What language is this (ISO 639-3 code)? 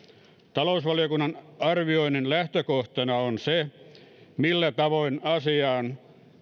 fin